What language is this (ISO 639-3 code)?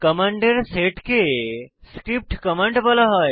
ben